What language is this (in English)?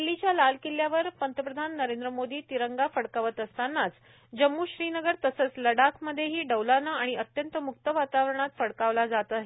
Marathi